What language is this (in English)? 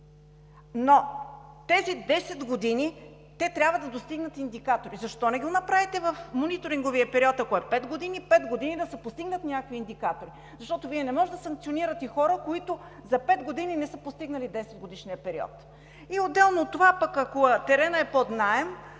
Bulgarian